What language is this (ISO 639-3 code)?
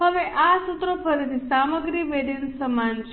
guj